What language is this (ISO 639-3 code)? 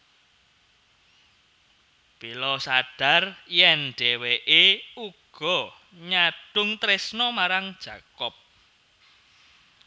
jav